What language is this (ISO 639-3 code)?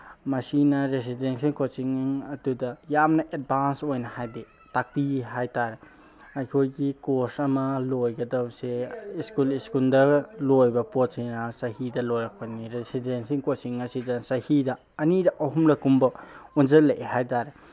mni